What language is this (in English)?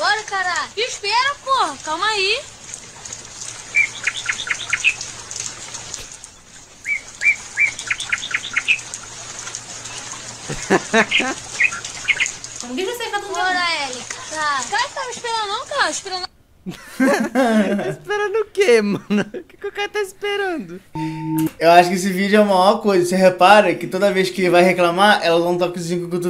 Portuguese